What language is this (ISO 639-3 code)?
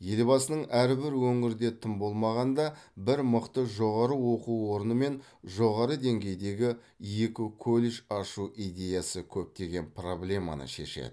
kaz